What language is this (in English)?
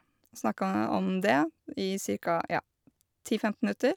Norwegian